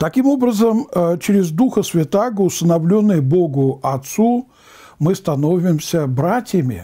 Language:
Russian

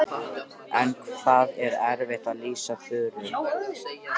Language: Icelandic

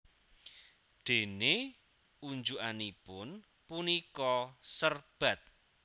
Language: Javanese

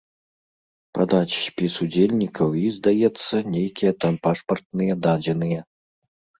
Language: Belarusian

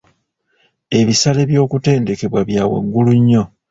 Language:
Ganda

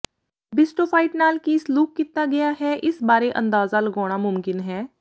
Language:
Punjabi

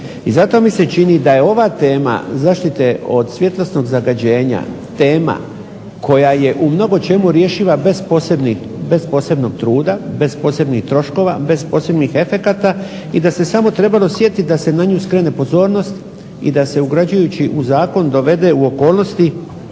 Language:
Croatian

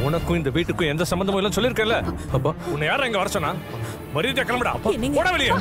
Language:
Tamil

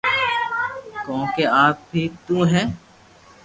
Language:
Loarki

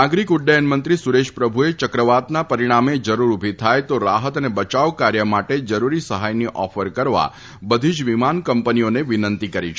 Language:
Gujarati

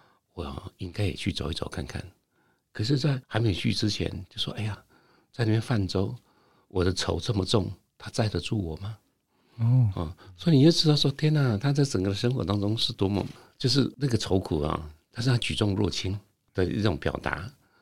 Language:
Chinese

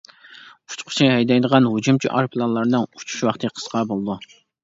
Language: Uyghur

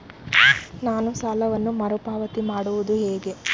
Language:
Kannada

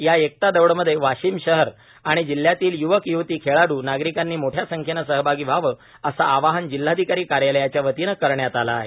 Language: Marathi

